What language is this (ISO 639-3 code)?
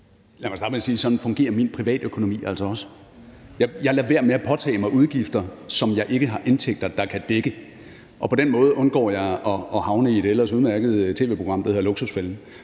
dan